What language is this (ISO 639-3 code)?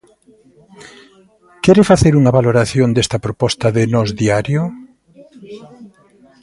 glg